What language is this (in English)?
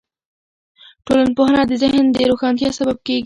Pashto